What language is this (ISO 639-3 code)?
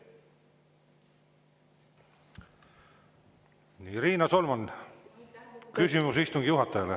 est